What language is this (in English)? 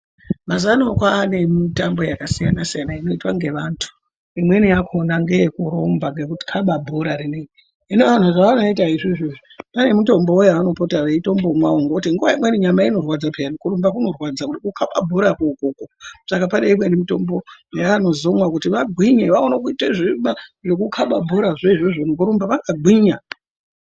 Ndau